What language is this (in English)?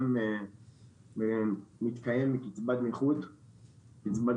Hebrew